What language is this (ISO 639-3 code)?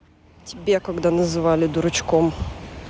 rus